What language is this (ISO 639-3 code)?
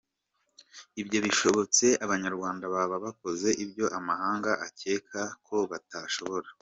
kin